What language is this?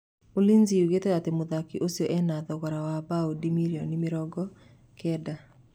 Kikuyu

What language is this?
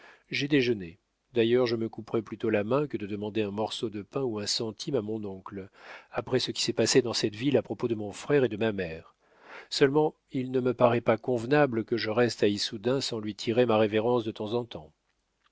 French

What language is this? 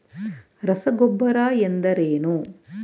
Kannada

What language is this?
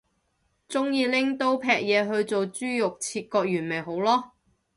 Cantonese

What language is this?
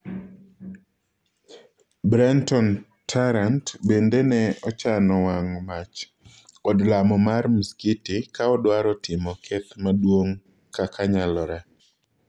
Luo (Kenya and Tanzania)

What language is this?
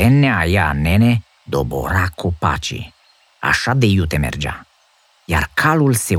Romanian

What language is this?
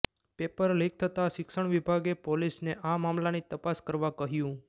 Gujarati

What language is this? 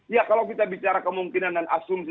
Indonesian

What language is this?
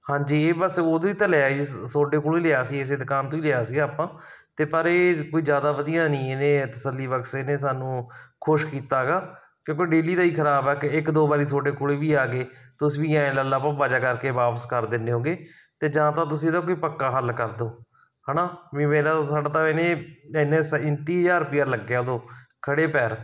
Punjabi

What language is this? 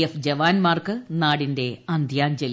Malayalam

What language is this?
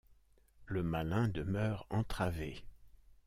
French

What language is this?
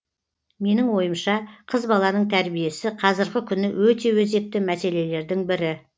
Kazakh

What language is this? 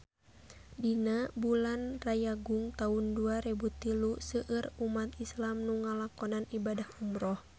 Sundanese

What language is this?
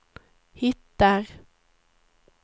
Swedish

